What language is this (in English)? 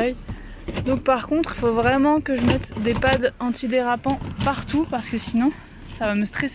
French